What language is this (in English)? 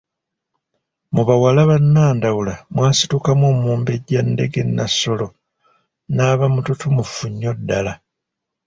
Ganda